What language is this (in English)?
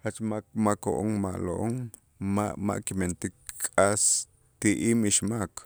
Itzá